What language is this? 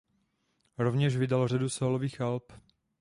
Czech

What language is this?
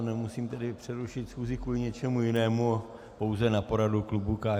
Czech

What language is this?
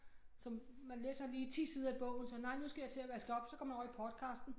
Danish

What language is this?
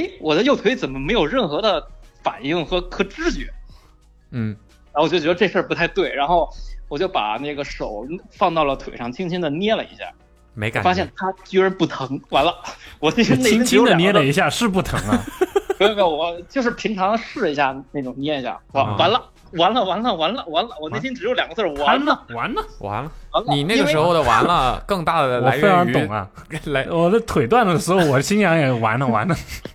Chinese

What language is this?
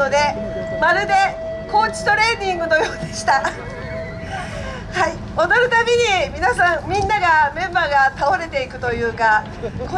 Japanese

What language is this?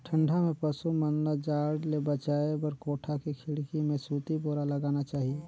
Chhattisgarhi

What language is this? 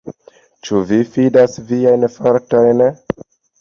Esperanto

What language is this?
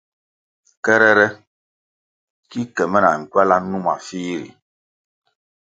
Kwasio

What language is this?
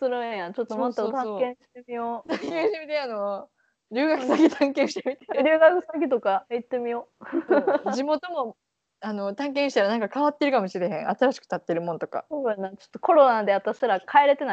Japanese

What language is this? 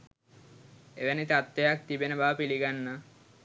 Sinhala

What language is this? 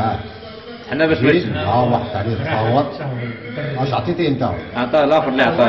Arabic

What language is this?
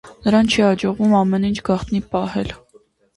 Armenian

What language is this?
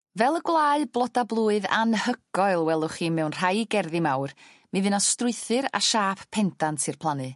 Welsh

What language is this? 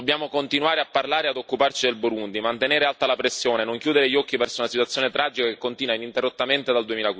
Italian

